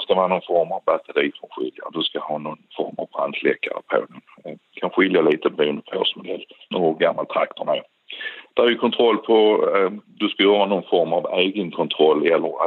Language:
Swedish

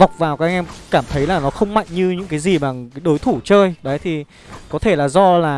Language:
Vietnamese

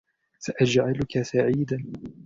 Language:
Arabic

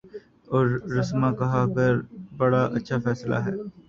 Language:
Urdu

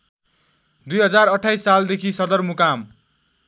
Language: Nepali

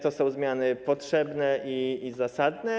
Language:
Polish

